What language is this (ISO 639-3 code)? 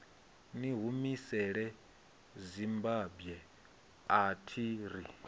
ven